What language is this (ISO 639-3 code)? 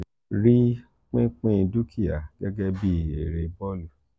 yor